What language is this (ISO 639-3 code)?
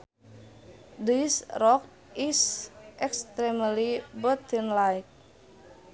sun